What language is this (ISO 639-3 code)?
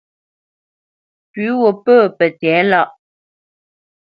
bce